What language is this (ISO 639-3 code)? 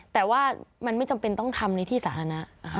tha